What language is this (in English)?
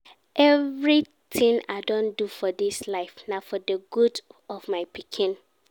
Nigerian Pidgin